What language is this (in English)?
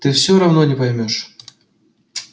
Russian